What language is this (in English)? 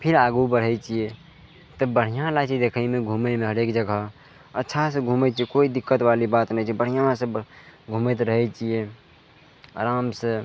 Maithili